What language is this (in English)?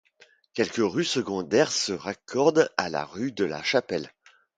French